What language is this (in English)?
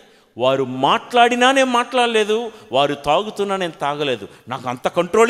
Telugu